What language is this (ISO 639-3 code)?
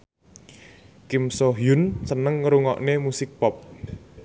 jav